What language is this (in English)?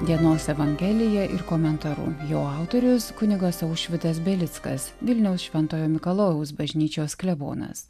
Lithuanian